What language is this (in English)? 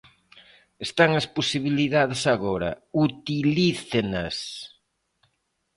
Galician